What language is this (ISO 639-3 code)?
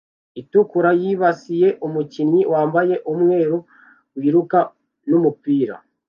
kin